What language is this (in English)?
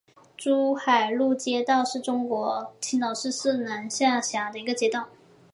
Chinese